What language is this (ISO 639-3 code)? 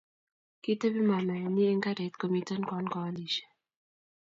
kln